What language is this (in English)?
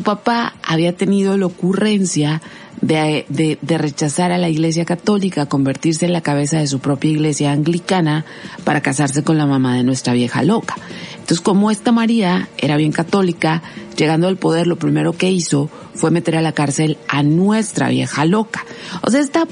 Spanish